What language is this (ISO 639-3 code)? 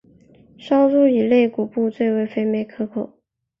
zho